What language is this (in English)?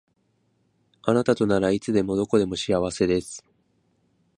Japanese